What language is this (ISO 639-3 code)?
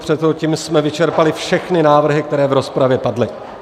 ces